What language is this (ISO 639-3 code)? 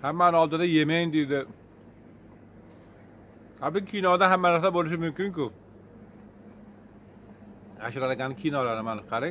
tur